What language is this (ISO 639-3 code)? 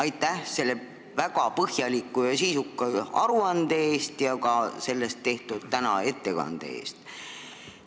est